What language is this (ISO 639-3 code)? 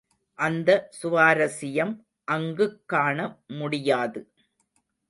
tam